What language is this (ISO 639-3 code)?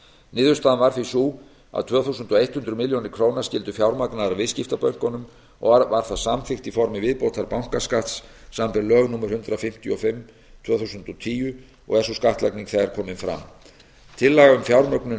isl